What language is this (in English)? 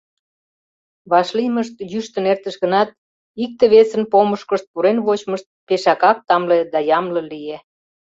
Mari